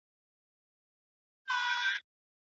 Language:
Pashto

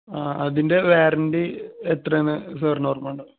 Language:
Malayalam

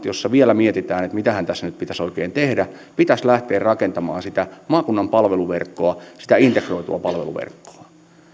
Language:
Finnish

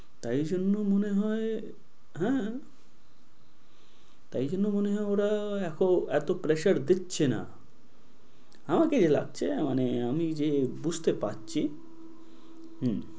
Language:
Bangla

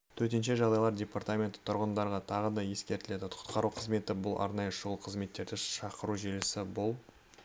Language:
Kazakh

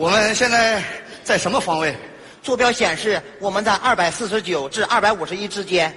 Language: Chinese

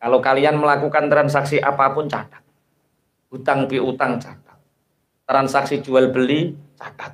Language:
Indonesian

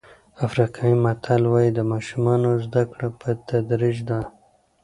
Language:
Pashto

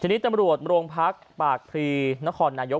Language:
Thai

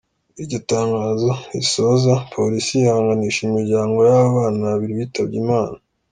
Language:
Kinyarwanda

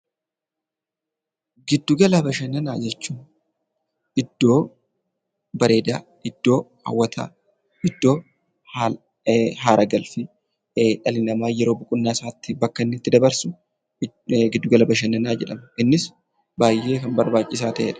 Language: Oromo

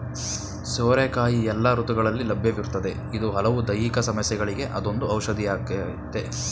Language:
Kannada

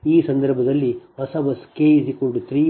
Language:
Kannada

